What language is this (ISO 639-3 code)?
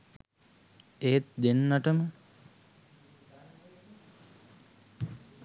sin